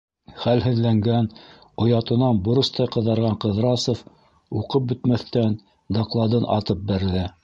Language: Bashkir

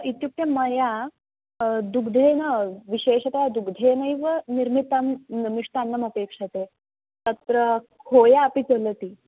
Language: Sanskrit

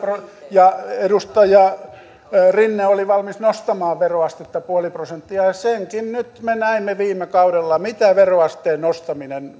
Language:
Finnish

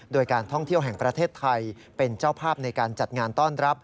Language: Thai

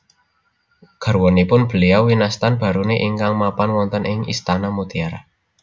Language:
Javanese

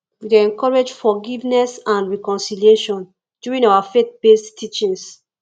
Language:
Nigerian Pidgin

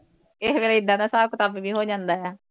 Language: Punjabi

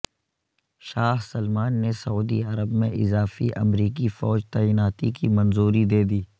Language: Urdu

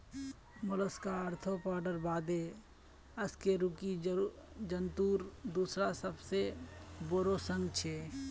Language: Magahi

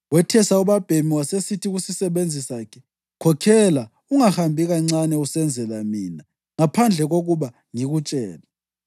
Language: North Ndebele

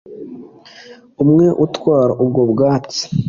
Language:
Kinyarwanda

